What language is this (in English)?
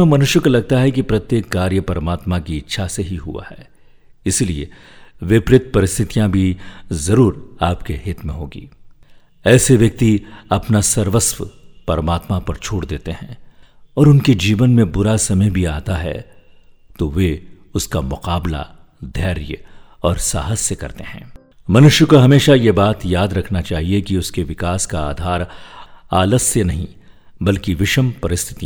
Hindi